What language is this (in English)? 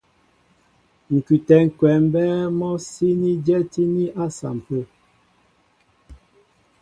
Mbo (Cameroon)